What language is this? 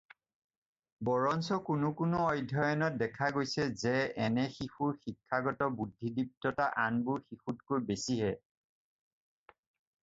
Assamese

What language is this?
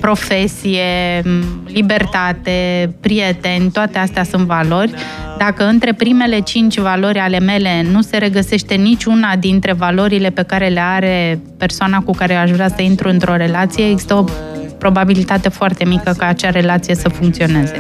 Romanian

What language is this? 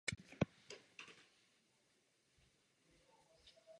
Czech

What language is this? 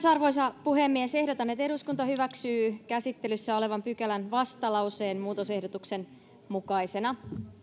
Finnish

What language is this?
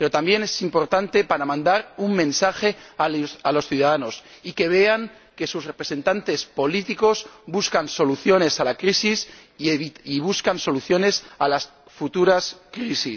Spanish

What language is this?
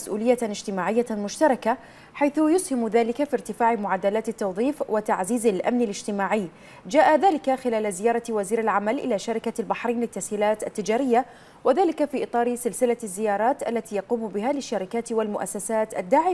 Arabic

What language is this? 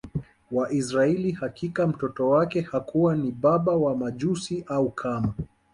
Swahili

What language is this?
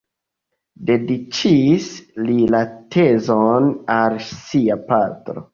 Esperanto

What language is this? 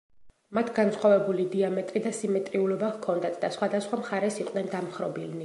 Georgian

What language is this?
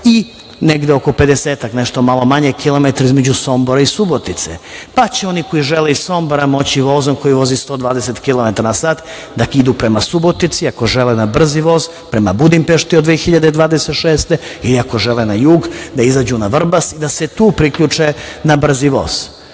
Serbian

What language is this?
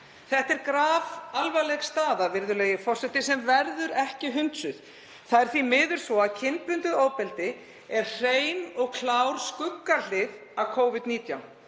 Icelandic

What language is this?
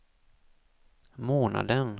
Swedish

